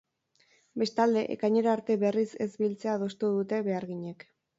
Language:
Basque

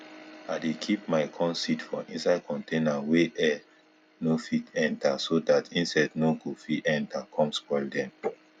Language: Nigerian Pidgin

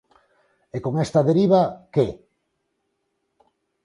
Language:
Galician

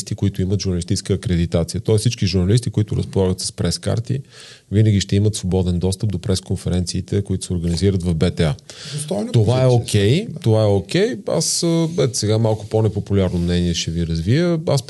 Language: Bulgarian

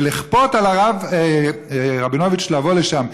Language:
Hebrew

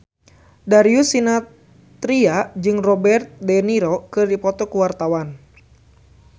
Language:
Sundanese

